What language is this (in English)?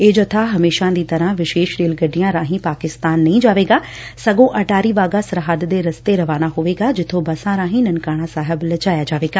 Punjabi